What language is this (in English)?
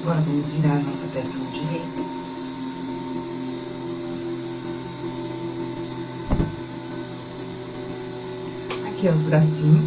Portuguese